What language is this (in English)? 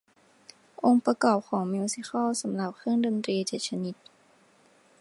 Thai